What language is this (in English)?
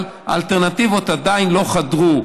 Hebrew